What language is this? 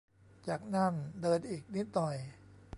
Thai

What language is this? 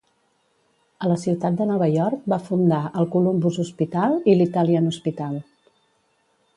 Catalan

